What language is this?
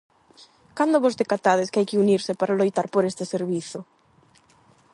Galician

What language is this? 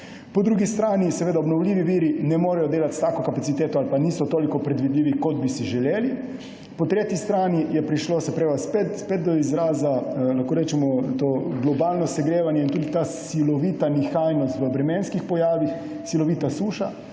Slovenian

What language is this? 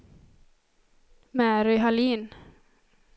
Swedish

